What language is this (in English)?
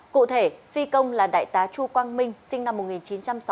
Vietnamese